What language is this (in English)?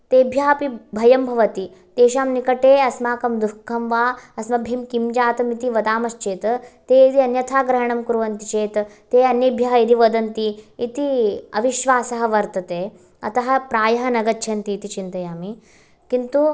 Sanskrit